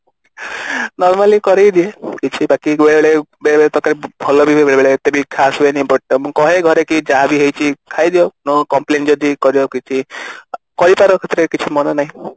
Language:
Odia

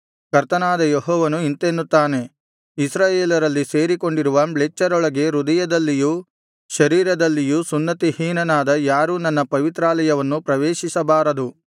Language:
Kannada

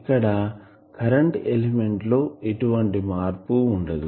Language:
Telugu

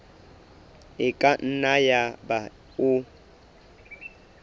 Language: Southern Sotho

